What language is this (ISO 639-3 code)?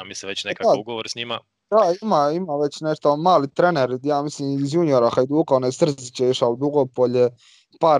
hrv